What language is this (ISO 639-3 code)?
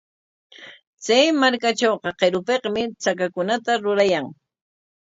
qwa